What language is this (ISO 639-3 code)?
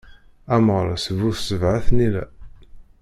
kab